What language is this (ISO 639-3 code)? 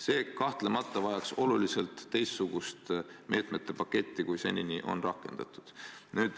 est